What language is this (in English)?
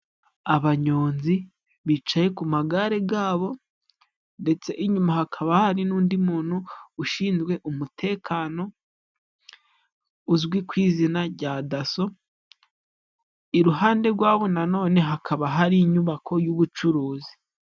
Kinyarwanda